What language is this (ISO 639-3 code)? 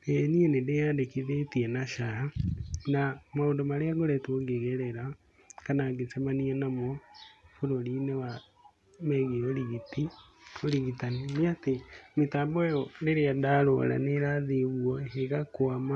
kik